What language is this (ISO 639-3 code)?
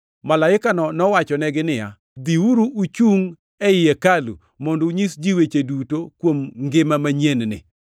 luo